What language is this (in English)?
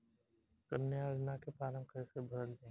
Bhojpuri